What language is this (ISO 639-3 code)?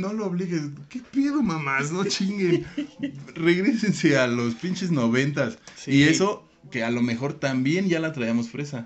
spa